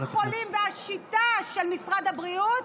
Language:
Hebrew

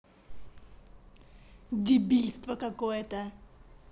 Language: Russian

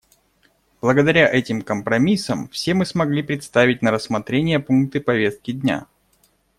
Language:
Russian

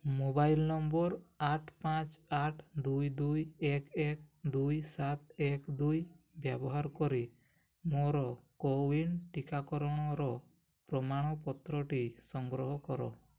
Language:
Odia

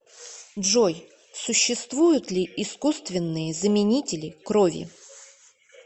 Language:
Russian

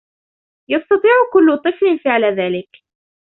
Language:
Arabic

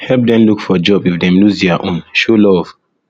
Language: Nigerian Pidgin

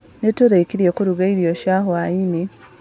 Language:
Kikuyu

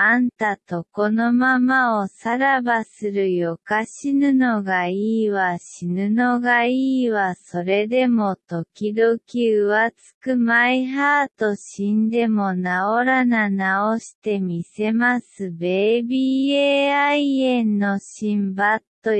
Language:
Japanese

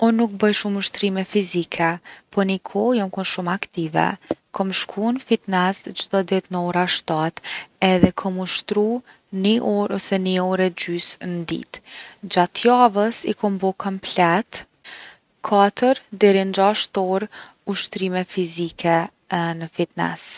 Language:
Gheg Albanian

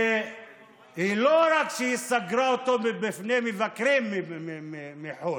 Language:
Hebrew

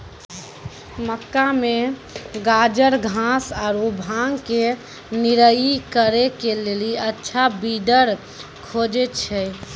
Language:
Maithili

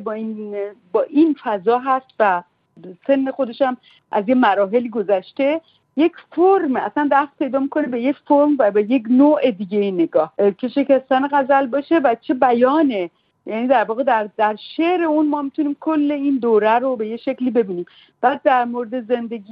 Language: Persian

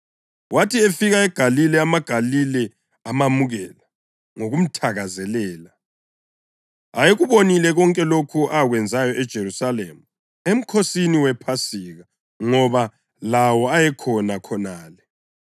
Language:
North Ndebele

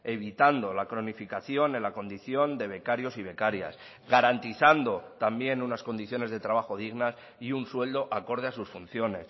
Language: Spanish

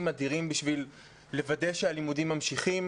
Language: Hebrew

